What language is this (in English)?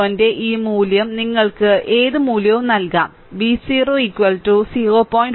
Malayalam